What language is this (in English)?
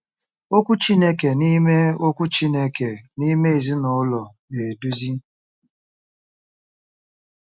Igbo